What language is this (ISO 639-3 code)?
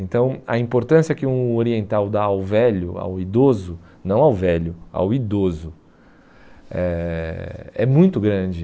por